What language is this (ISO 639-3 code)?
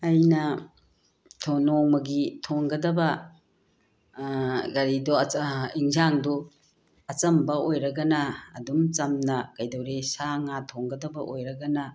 mni